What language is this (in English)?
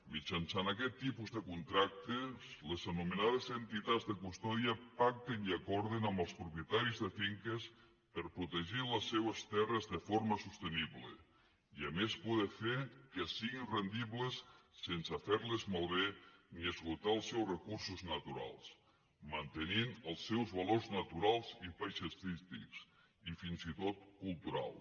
Catalan